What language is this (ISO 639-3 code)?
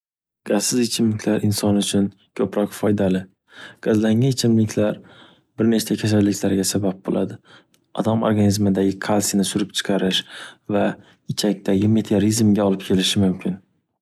uzb